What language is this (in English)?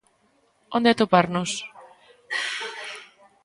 Galician